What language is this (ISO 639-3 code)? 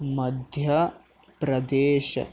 kan